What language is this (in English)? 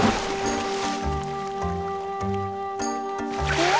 Japanese